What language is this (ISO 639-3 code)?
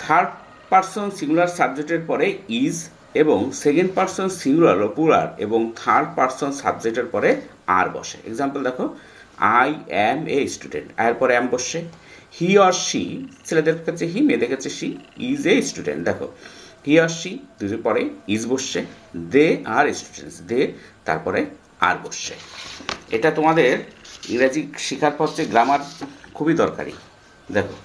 ben